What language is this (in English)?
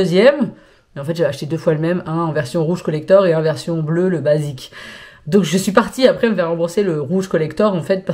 French